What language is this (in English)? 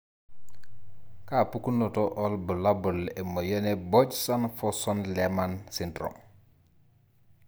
Masai